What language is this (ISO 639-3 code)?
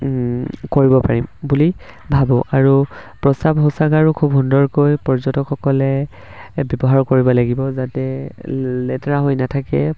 asm